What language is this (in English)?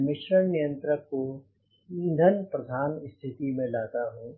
Hindi